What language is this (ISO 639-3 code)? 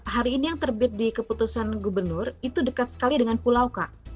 ind